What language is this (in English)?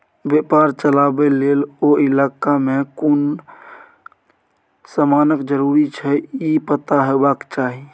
Maithili